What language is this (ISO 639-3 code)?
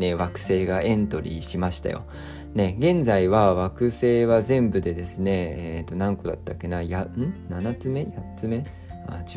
jpn